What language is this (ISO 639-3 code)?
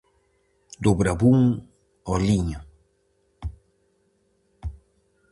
glg